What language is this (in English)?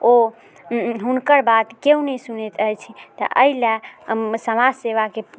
Maithili